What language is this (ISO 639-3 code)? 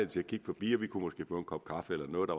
dan